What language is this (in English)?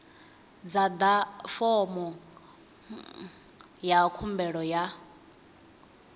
Venda